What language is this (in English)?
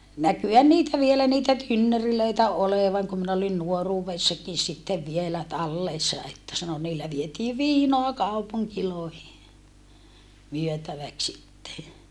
Finnish